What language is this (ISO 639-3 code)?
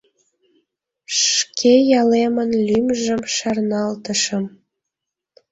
chm